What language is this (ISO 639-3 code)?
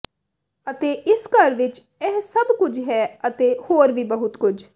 pan